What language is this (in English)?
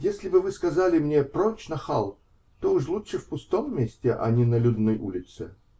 Russian